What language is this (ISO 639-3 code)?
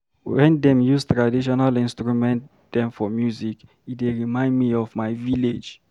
pcm